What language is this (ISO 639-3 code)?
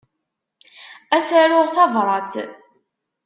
kab